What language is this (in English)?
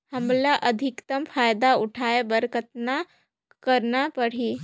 Chhattisgarhi